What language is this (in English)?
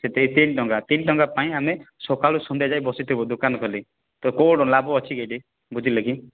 Odia